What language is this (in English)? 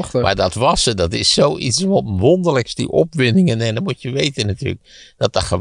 Dutch